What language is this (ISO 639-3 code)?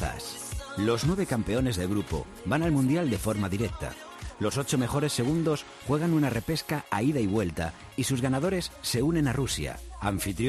spa